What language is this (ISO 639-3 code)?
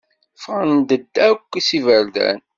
kab